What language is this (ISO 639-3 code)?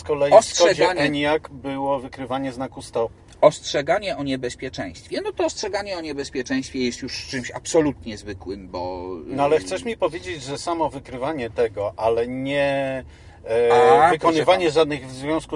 pol